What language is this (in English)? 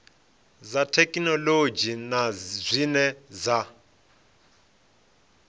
Venda